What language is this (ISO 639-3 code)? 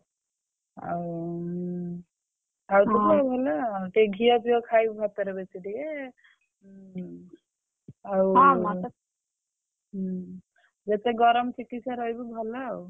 ori